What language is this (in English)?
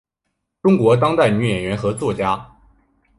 Chinese